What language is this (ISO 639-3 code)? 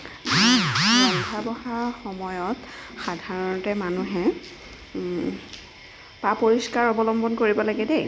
asm